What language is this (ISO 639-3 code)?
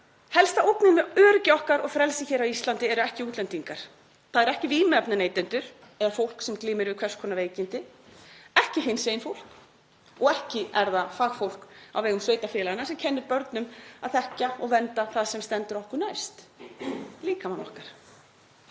isl